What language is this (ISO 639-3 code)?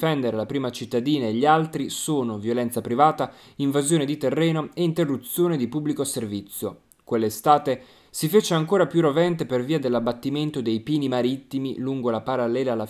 ita